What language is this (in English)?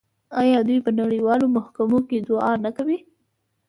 Pashto